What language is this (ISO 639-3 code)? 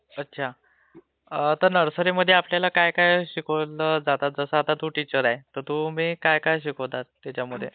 mar